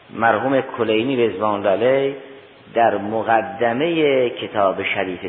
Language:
Persian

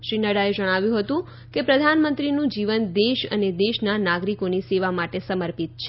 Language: Gujarati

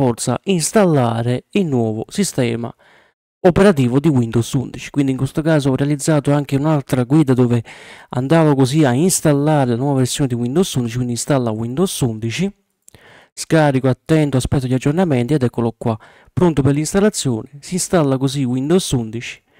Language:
Italian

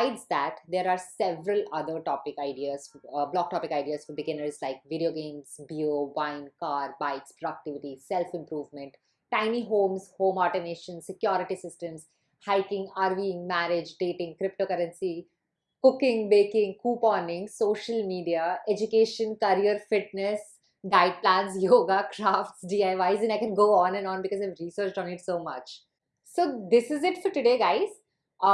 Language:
English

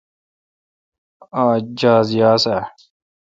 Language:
Kalkoti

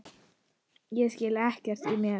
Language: Icelandic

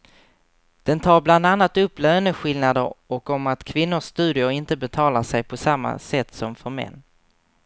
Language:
Swedish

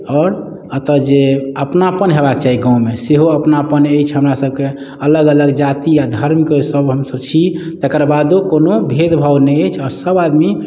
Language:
Maithili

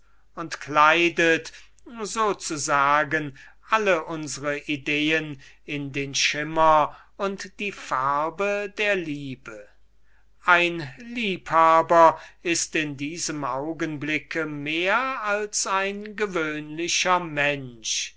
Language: German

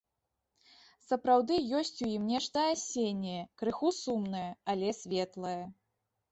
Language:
Belarusian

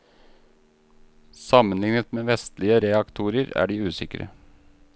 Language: Norwegian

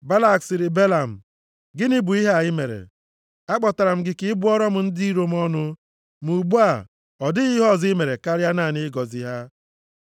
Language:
Igbo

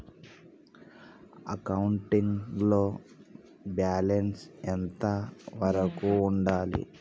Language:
Telugu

